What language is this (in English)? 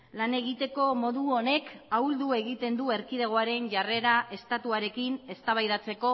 Basque